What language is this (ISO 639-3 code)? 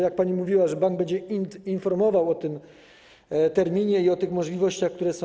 pol